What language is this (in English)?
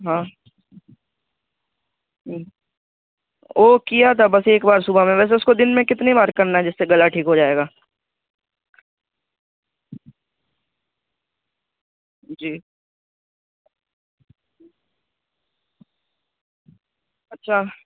Urdu